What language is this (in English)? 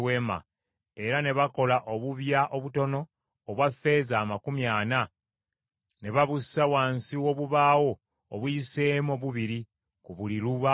Ganda